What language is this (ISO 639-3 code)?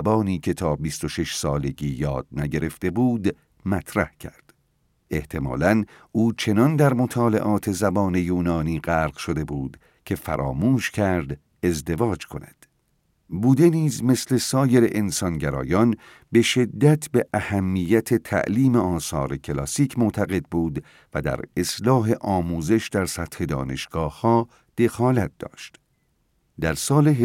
fas